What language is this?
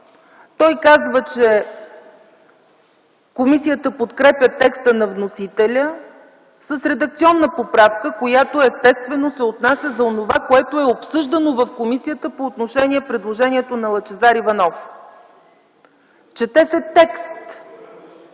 Bulgarian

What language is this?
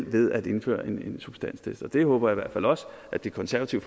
Danish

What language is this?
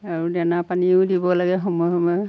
Assamese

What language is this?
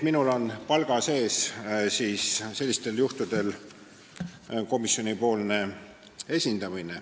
Estonian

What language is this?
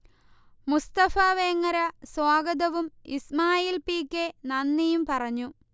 Malayalam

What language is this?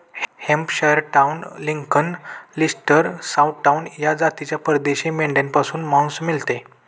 Marathi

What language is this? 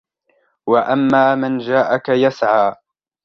Arabic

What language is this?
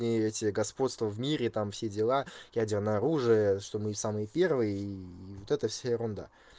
Russian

